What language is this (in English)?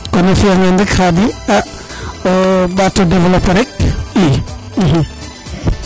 Serer